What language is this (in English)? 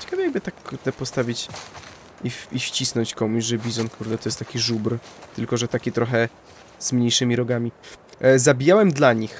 Polish